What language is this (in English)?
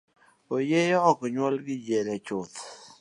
Luo (Kenya and Tanzania)